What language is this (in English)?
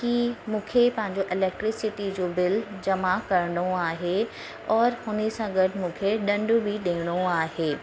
Sindhi